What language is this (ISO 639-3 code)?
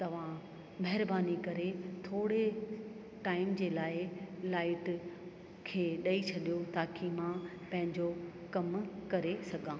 snd